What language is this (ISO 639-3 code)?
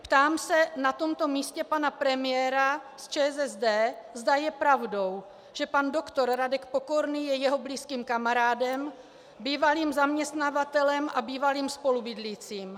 ces